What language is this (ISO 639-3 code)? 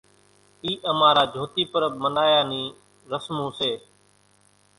gjk